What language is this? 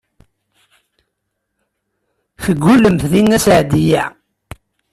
Kabyle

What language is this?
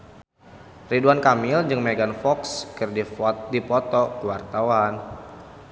Sundanese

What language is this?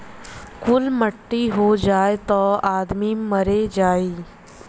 Bhojpuri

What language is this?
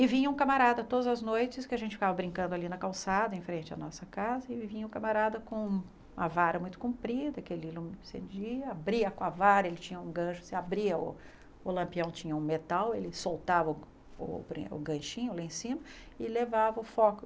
Portuguese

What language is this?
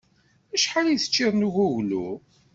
Kabyle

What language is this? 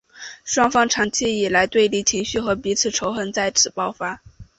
Chinese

